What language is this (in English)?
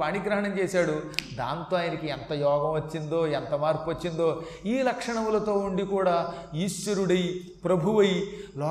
Telugu